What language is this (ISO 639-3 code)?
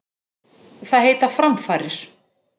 isl